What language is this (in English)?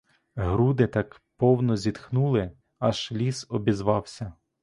Ukrainian